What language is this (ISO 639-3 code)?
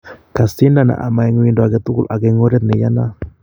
kln